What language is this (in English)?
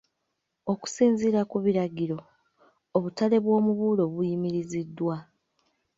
Ganda